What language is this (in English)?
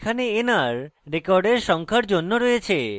Bangla